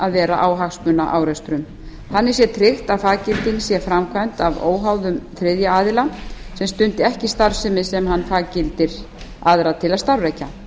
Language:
Icelandic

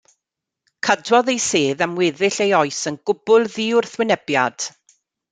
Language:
Welsh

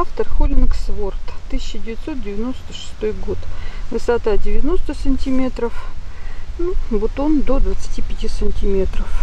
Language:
Russian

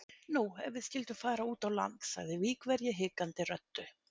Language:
Icelandic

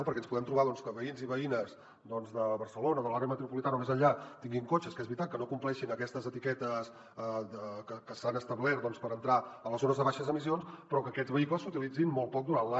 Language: Catalan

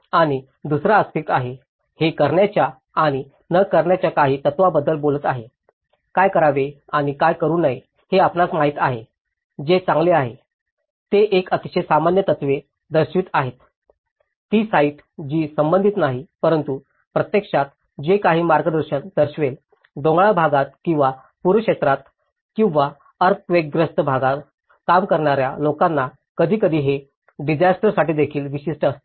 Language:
Marathi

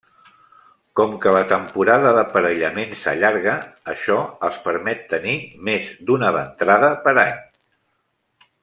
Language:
Catalan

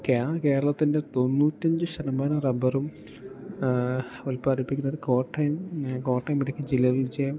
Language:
Malayalam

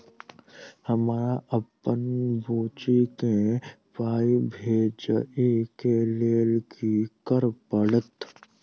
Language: Maithili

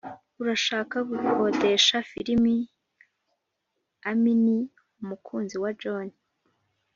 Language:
Kinyarwanda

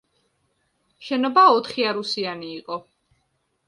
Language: Georgian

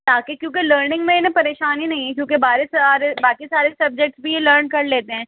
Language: Urdu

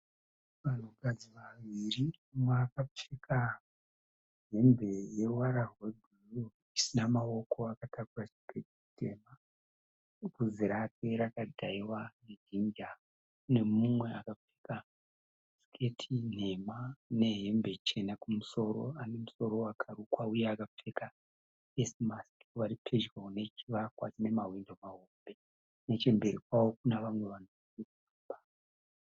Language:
Shona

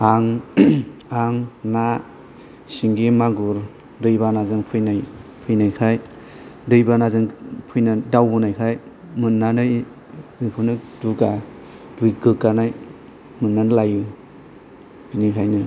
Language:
Bodo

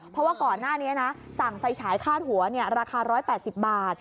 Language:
Thai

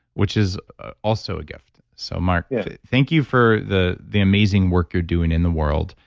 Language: English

